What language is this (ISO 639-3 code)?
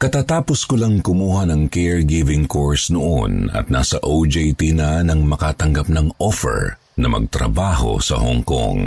fil